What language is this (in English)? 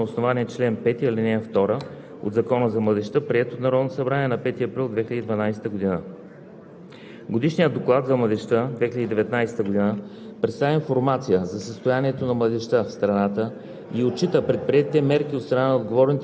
Bulgarian